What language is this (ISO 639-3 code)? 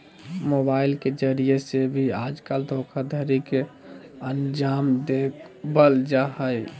mag